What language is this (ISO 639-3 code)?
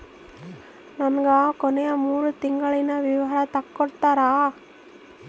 kan